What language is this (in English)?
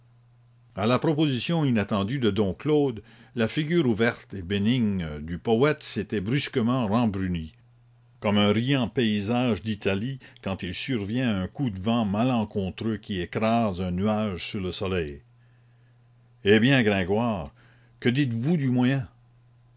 French